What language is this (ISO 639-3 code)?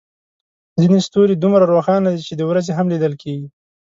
pus